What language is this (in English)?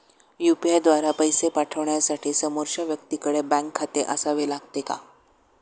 Marathi